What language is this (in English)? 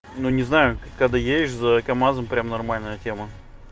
Russian